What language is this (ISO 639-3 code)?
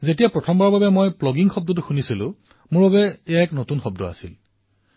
asm